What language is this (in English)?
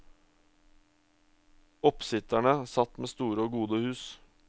Norwegian